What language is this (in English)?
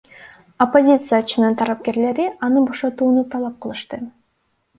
Kyrgyz